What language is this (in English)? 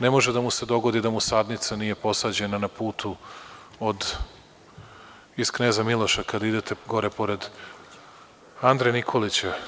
Serbian